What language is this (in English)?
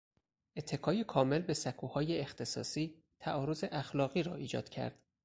Persian